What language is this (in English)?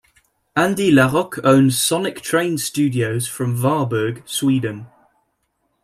English